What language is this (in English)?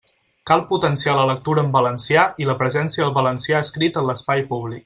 Catalan